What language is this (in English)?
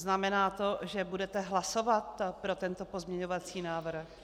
Czech